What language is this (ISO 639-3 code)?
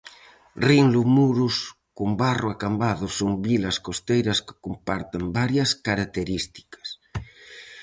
glg